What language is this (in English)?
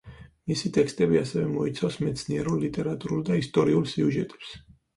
Georgian